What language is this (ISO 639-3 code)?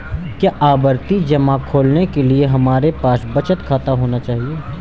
hin